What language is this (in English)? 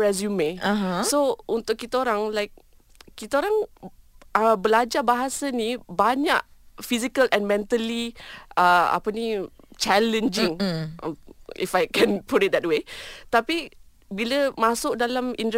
Malay